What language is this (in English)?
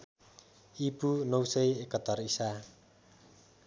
Nepali